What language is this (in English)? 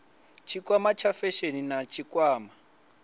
Venda